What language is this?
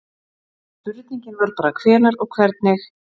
Icelandic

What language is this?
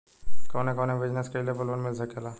Bhojpuri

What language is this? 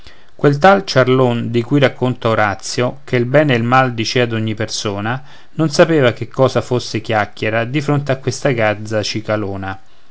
Italian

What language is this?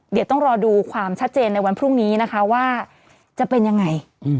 Thai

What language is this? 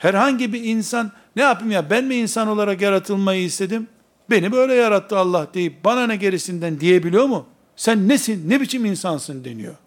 Turkish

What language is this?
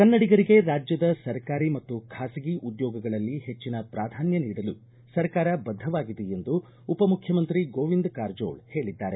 Kannada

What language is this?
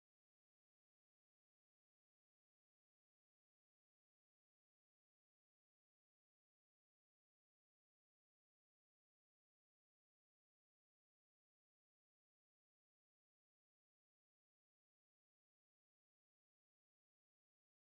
Kalenjin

